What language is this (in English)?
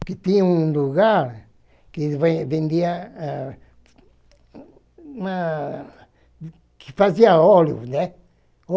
Portuguese